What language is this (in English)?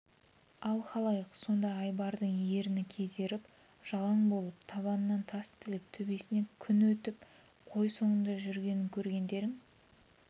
Kazakh